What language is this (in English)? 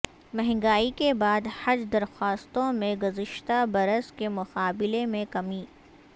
Urdu